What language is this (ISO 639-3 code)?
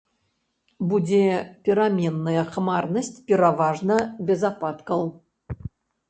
bel